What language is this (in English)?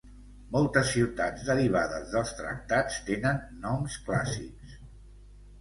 Catalan